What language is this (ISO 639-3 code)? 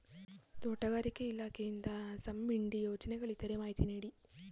kan